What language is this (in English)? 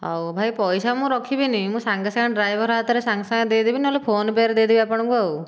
Odia